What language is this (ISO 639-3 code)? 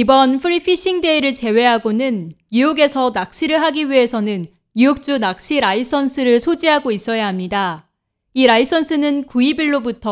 kor